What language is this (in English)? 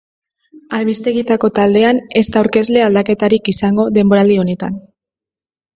Basque